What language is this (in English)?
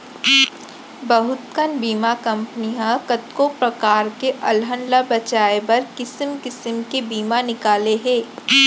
Chhattisgarhi